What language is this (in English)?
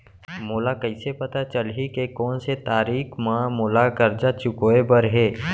Chhattisgarhi